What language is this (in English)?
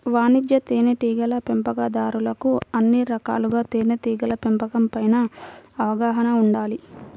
Telugu